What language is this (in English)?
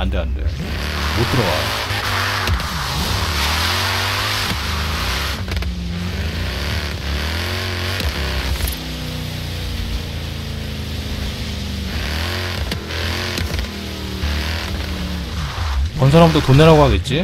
Korean